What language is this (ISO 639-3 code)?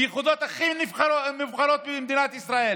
heb